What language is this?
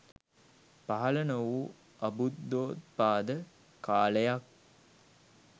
Sinhala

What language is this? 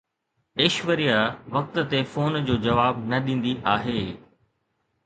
Sindhi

